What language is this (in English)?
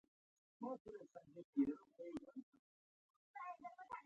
Pashto